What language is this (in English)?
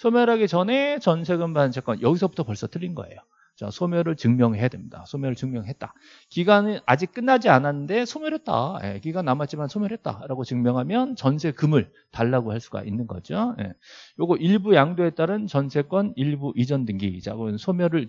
Korean